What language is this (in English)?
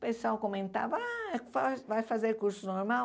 Portuguese